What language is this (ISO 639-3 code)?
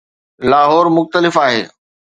snd